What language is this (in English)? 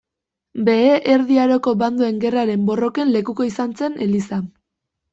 Basque